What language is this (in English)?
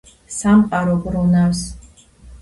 Georgian